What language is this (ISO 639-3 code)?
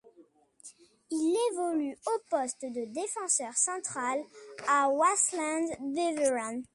fra